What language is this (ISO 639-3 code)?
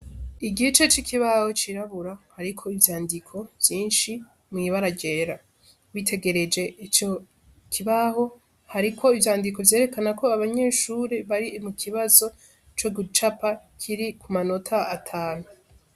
run